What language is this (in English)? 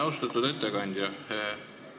Estonian